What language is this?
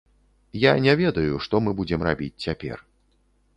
Belarusian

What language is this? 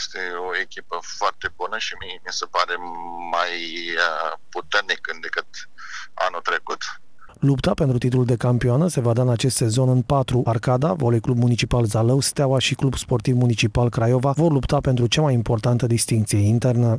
Romanian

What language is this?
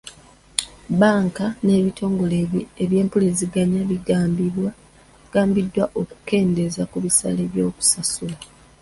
Ganda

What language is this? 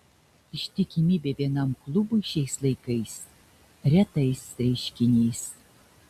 Lithuanian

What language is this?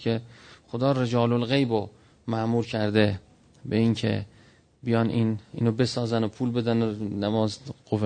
Persian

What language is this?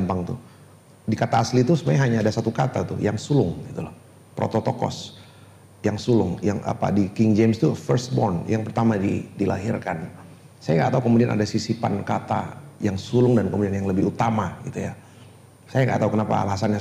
Indonesian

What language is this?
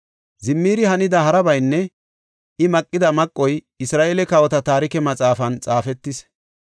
Gofa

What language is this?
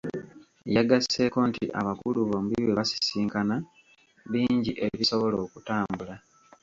Ganda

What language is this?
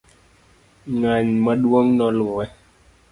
Luo (Kenya and Tanzania)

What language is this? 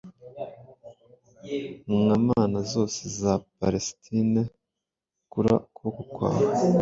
Kinyarwanda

